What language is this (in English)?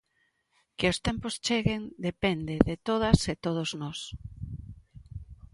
Galician